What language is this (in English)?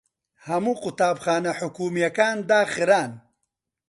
Central Kurdish